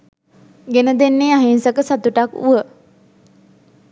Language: Sinhala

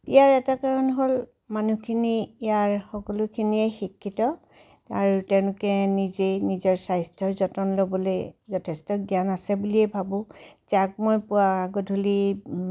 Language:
Assamese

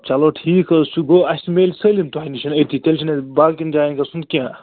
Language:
Kashmiri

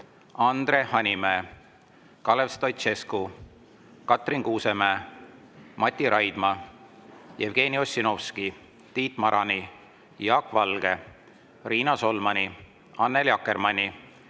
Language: Estonian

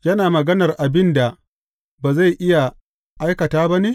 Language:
Hausa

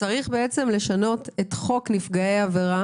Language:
Hebrew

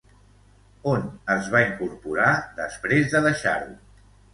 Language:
Catalan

